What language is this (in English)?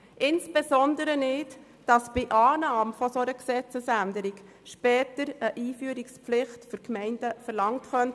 Swiss German